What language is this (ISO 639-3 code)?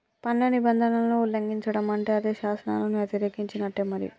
tel